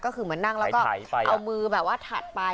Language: Thai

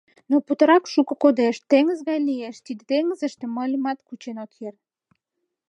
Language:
Mari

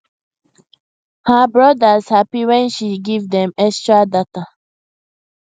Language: Nigerian Pidgin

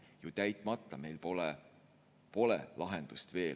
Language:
Estonian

